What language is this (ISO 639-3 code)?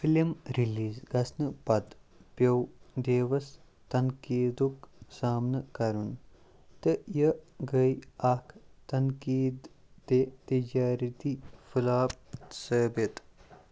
kas